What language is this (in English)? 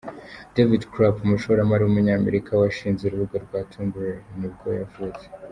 Kinyarwanda